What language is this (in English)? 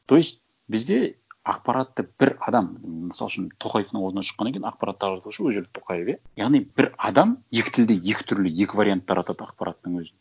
Kazakh